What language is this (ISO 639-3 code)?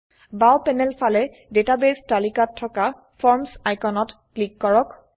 asm